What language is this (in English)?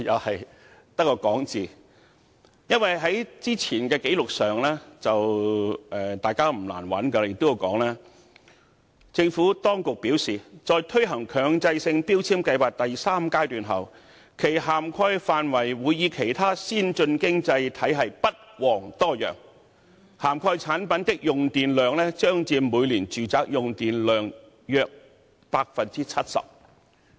Cantonese